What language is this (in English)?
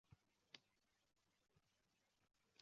Uzbek